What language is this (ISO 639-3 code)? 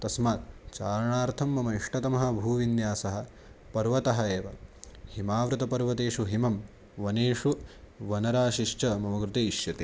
san